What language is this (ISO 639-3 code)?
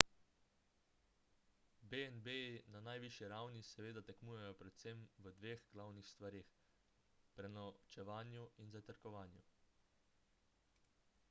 slv